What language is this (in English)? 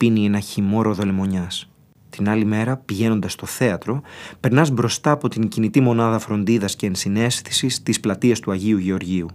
Greek